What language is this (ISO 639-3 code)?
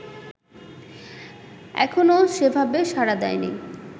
ben